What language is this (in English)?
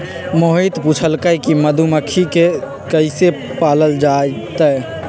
Magahi